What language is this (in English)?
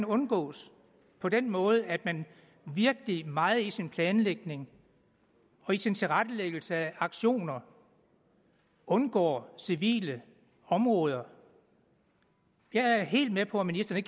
Danish